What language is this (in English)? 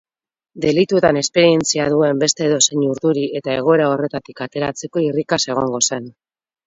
Basque